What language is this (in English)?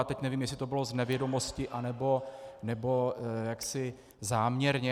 Czech